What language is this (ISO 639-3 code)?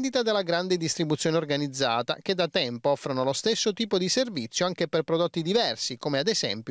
ita